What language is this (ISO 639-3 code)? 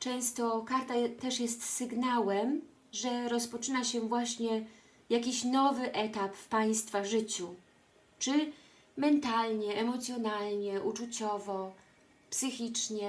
pol